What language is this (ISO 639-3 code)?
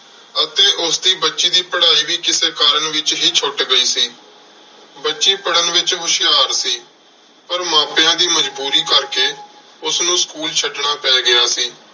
pan